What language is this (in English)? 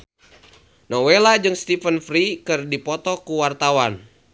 Sundanese